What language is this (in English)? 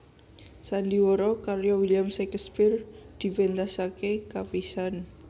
Javanese